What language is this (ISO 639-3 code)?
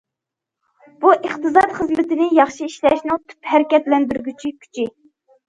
uig